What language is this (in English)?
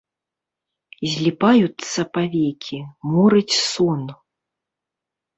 Belarusian